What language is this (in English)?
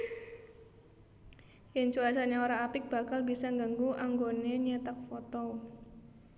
Javanese